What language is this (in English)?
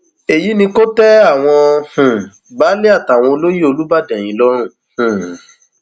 Yoruba